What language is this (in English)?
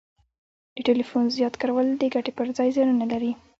Pashto